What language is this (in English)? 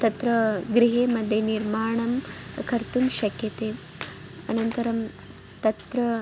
Sanskrit